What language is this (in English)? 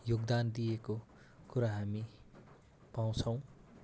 Nepali